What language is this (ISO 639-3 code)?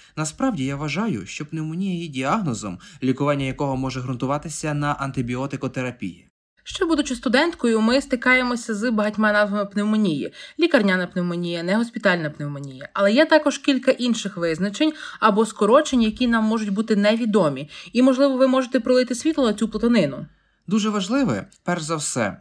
ukr